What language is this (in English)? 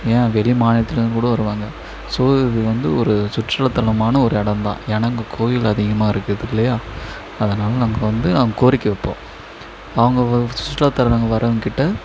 Tamil